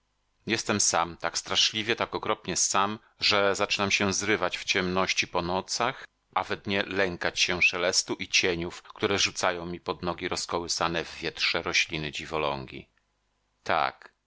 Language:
Polish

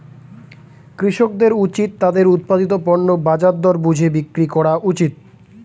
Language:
Bangla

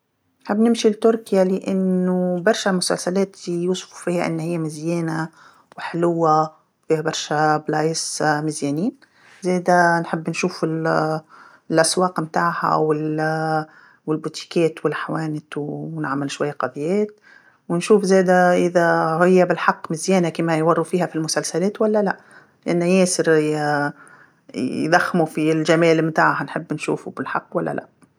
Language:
Tunisian Arabic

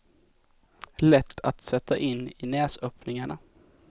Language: Swedish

